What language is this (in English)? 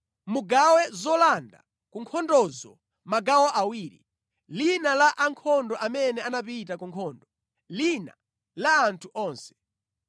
Nyanja